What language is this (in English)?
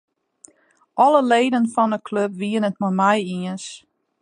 Western Frisian